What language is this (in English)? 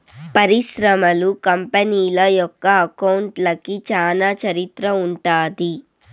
Telugu